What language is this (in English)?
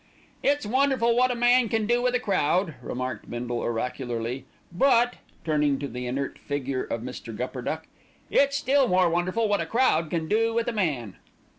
English